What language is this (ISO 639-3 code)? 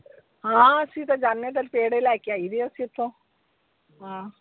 pan